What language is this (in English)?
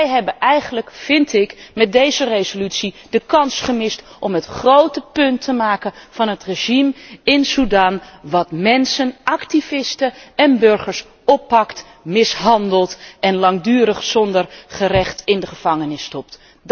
Dutch